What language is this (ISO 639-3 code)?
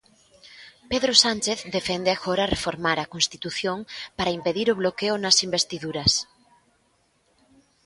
glg